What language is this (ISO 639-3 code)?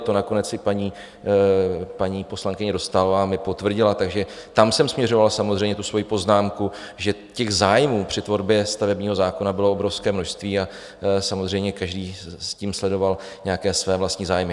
ces